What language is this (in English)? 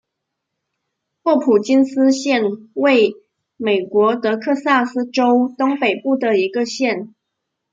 Chinese